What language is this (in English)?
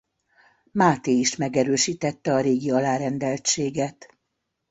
Hungarian